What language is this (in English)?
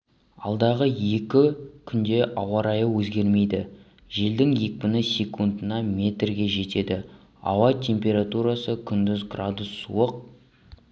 Kazakh